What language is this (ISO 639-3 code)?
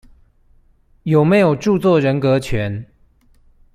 zho